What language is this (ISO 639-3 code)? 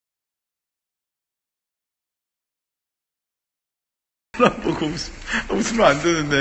kor